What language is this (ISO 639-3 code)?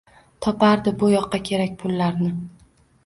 uzb